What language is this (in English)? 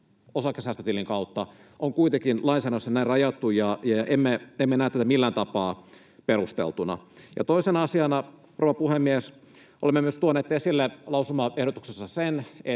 Finnish